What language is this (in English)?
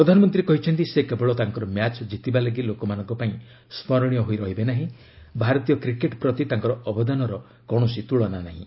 Odia